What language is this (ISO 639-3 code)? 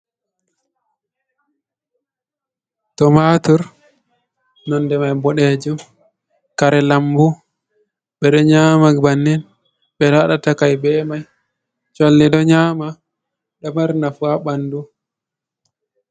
ful